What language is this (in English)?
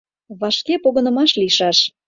Mari